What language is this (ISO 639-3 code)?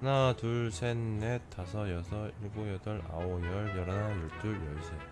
kor